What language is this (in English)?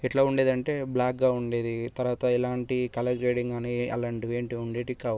Telugu